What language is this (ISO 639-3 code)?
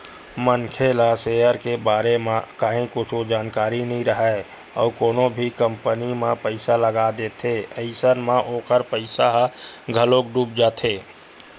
hne